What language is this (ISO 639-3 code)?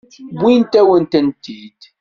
kab